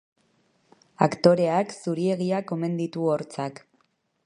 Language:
Basque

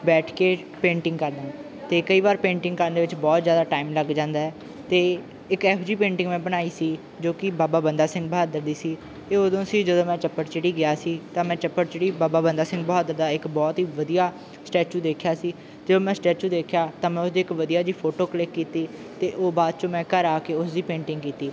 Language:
Punjabi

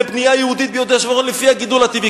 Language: Hebrew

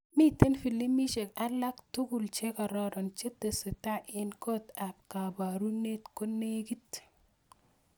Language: Kalenjin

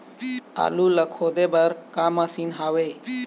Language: Chhattisgarhi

